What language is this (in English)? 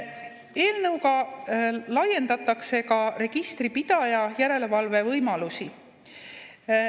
Estonian